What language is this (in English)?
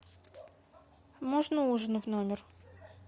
Russian